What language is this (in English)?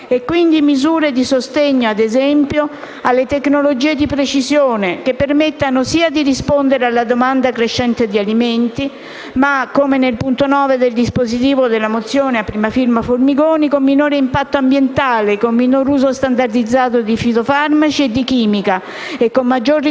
Italian